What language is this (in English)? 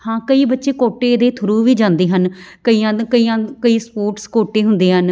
Punjabi